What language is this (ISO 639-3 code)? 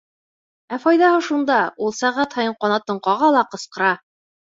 bak